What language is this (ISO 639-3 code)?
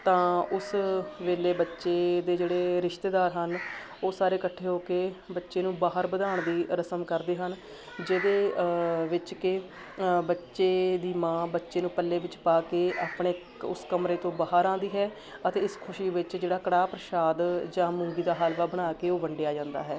pan